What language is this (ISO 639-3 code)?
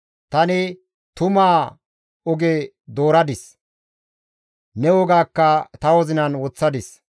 gmv